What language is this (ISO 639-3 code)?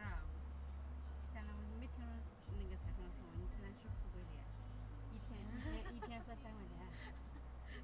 zho